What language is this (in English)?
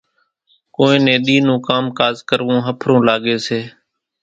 Kachi Koli